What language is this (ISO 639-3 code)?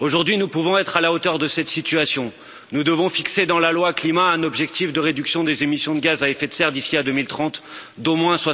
fra